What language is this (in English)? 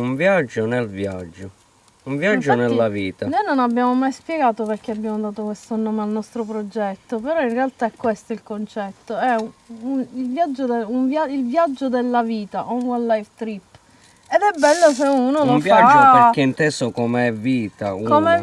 Italian